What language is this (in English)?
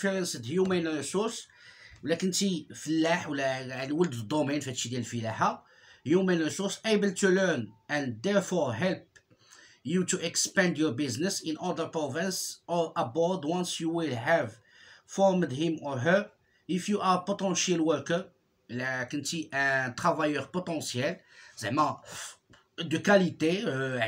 Arabic